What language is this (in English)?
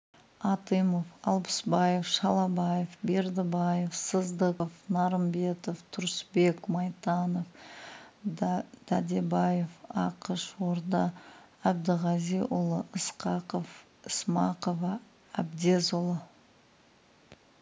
Kazakh